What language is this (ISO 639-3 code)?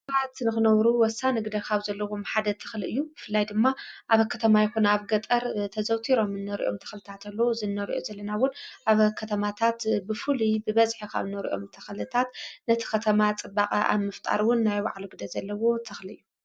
tir